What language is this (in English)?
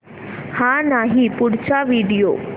Marathi